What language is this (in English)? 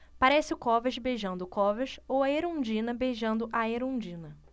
Portuguese